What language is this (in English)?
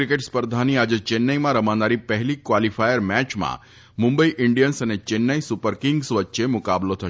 Gujarati